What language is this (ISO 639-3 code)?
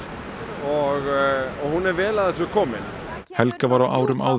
isl